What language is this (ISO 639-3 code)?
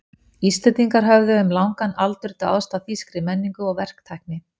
isl